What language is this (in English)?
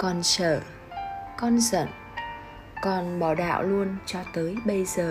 Vietnamese